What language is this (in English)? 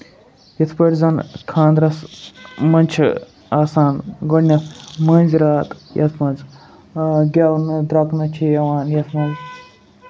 Kashmiri